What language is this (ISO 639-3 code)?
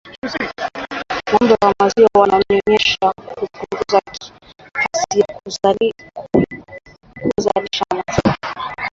swa